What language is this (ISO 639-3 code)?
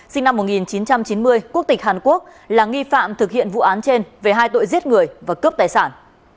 vie